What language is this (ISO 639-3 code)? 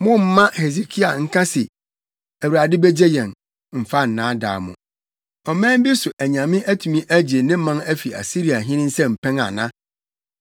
aka